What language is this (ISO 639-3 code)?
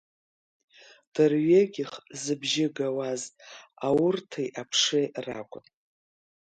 abk